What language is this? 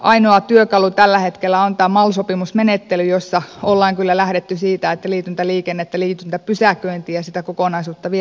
Finnish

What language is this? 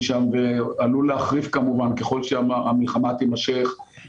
Hebrew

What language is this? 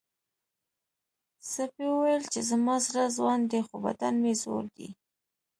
Pashto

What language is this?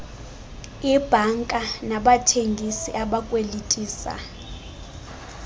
Xhosa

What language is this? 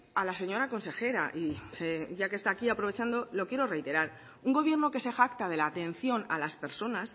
Spanish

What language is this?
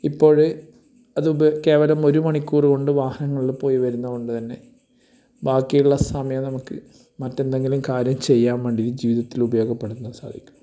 Malayalam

